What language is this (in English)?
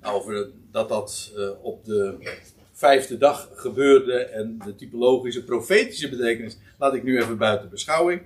Dutch